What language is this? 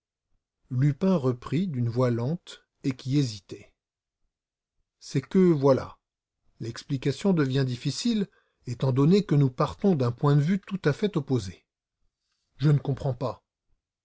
French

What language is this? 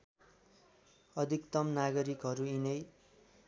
Nepali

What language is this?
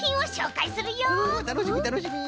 Japanese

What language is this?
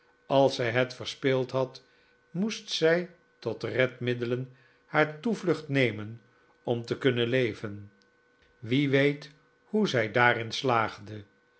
Dutch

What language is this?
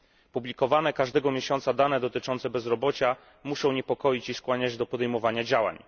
Polish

